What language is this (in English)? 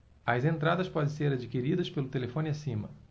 Portuguese